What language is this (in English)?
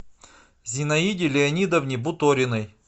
Russian